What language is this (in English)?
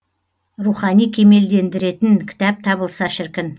Kazakh